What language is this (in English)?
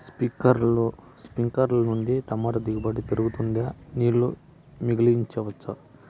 Telugu